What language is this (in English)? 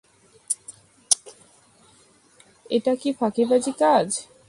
Bangla